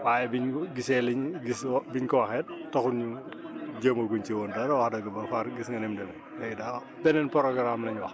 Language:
Wolof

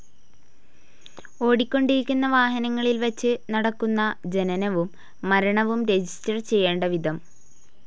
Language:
Malayalam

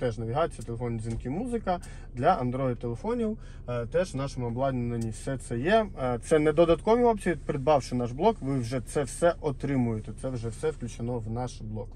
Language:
Ukrainian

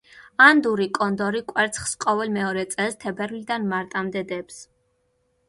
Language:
Georgian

